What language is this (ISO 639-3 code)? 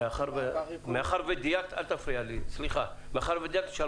heb